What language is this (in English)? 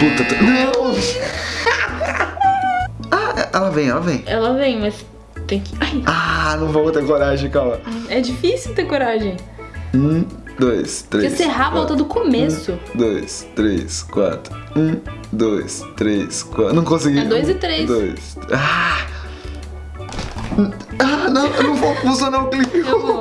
Portuguese